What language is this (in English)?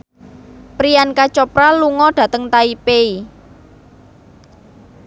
Javanese